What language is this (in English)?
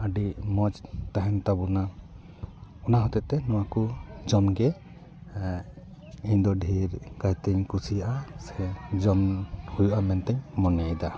Santali